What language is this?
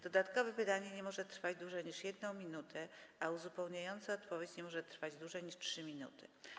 Polish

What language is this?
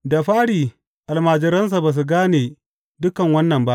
Hausa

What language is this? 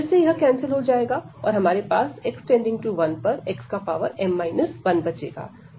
Hindi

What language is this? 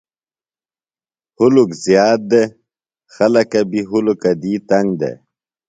Phalura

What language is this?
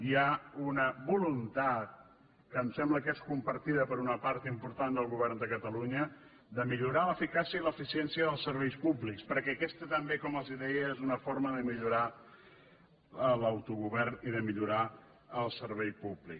Catalan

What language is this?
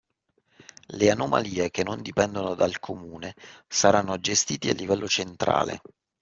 Italian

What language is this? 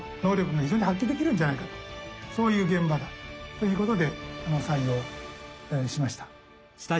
Japanese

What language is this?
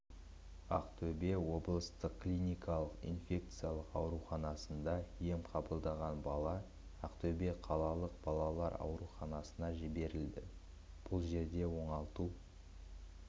Kazakh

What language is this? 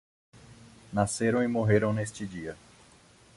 Portuguese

